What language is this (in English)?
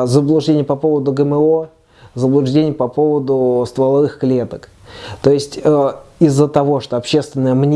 Russian